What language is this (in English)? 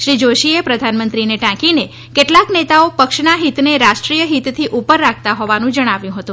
Gujarati